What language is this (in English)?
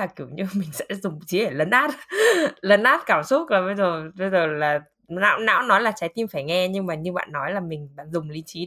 Vietnamese